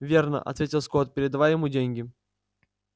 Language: Russian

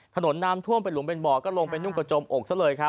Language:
Thai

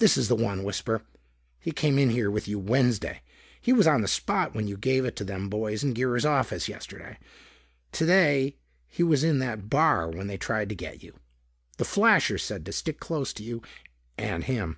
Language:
English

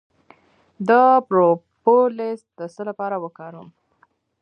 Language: Pashto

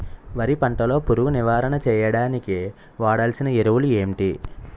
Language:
Telugu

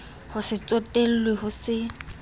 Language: Southern Sotho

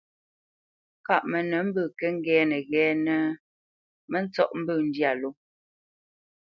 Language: Bamenyam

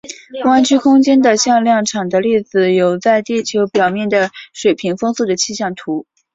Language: Chinese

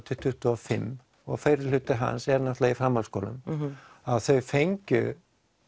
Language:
Icelandic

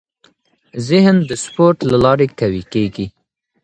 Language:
Pashto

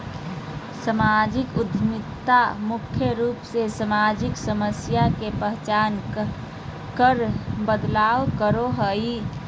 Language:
Magahi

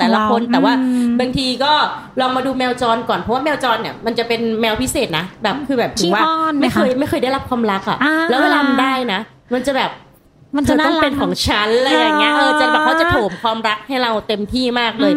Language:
Thai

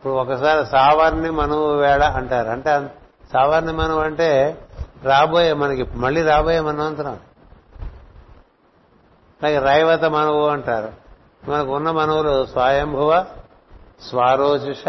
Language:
Telugu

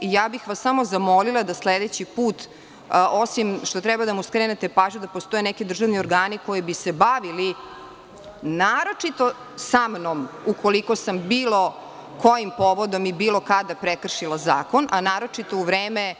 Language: Serbian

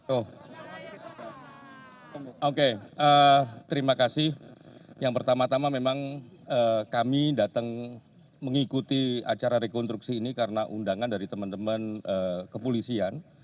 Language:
Indonesian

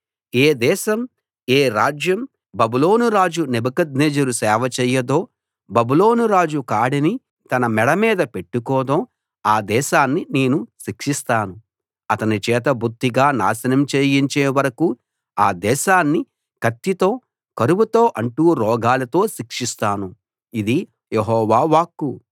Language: Telugu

